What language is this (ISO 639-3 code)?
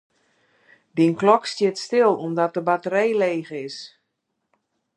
fry